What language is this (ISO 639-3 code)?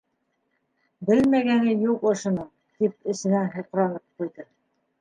bak